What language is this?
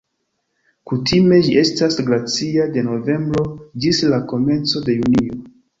Esperanto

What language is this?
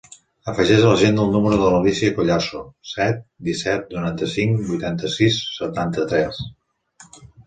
Catalan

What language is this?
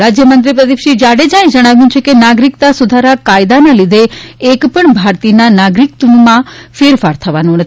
Gujarati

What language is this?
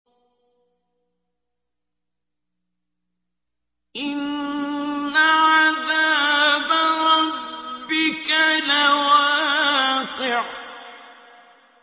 Arabic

